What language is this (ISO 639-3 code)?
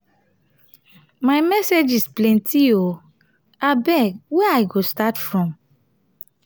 pcm